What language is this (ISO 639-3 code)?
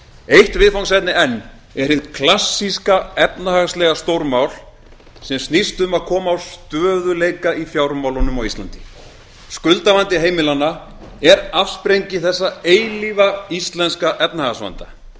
isl